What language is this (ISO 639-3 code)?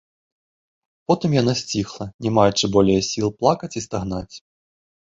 bel